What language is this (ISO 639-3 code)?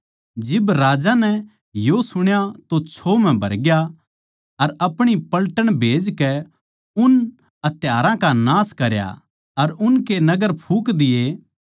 bgc